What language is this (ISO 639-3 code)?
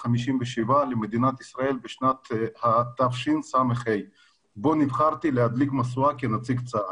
heb